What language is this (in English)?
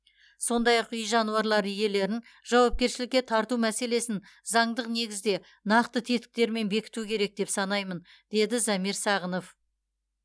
Kazakh